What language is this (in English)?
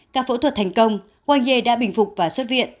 Vietnamese